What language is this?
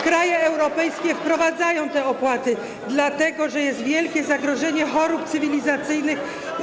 Polish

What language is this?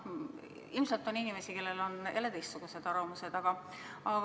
Estonian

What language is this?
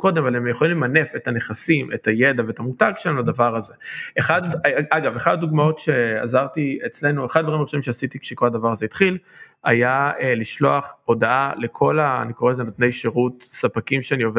Hebrew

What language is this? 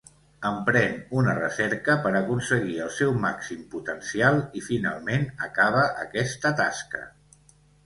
Catalan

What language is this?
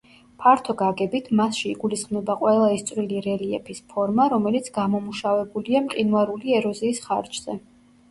Georgian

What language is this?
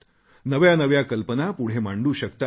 Marathi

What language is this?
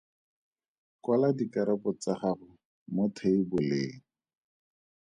Tswana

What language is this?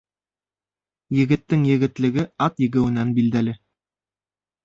Bashkir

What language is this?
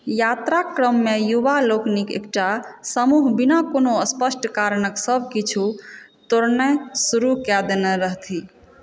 Maithili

